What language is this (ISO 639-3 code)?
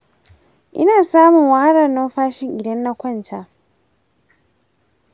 hau